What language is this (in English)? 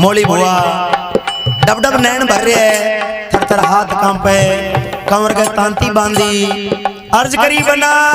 Hindi